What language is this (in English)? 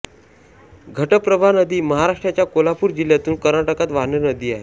Marathi